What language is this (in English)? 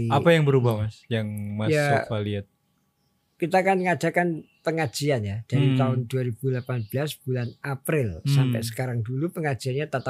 Indonesian